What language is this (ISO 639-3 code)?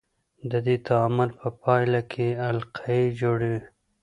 pus